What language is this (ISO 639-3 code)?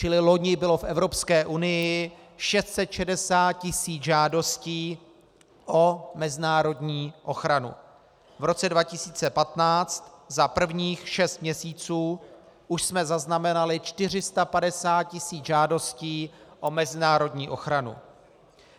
ces